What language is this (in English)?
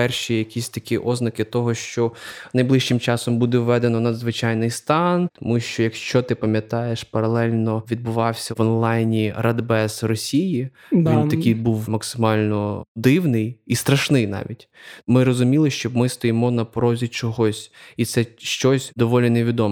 Ukrainian